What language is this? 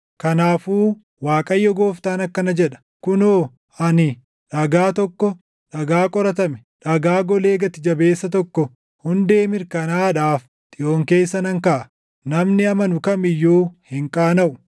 Oromo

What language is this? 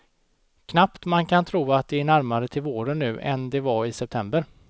Swedish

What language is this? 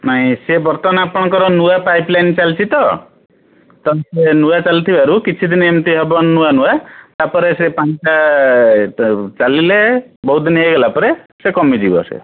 Odia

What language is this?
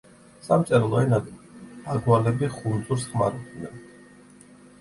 Georgian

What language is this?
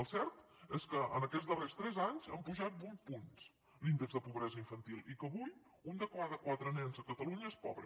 Catalan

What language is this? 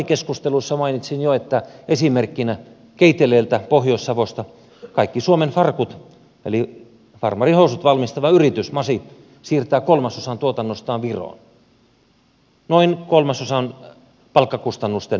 Finnish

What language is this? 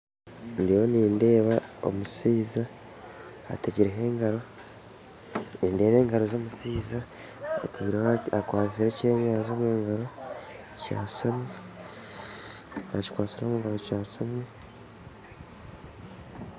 Nyankole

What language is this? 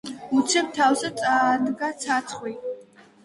Georgian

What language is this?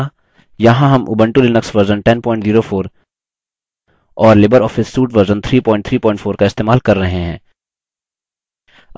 Hindi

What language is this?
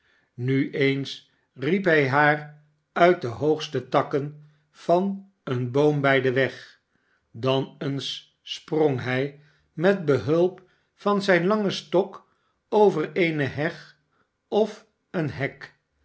Dutch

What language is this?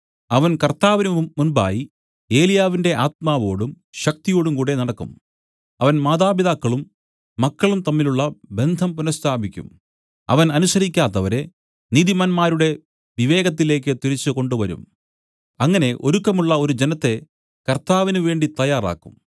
Malayalam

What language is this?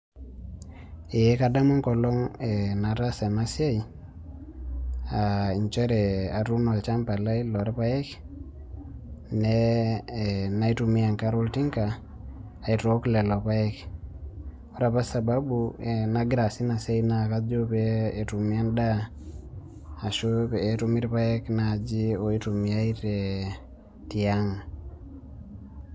Masai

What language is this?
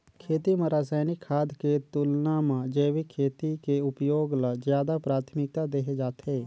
Chhattisgarhi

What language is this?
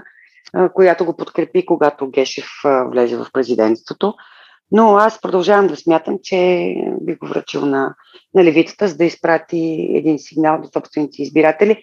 Bulgarian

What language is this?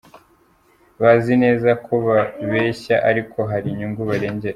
Kinyarwanda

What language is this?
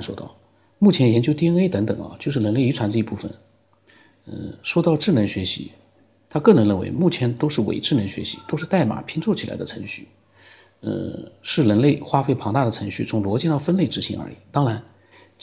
Chinese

